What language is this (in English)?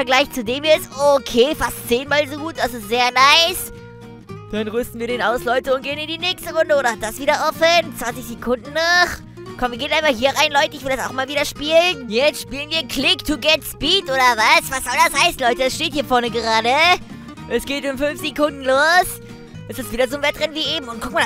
German